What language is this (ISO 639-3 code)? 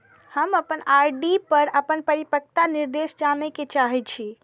mai